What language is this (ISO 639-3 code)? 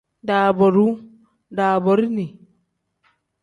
kdh